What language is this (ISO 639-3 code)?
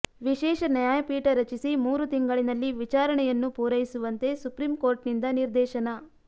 kan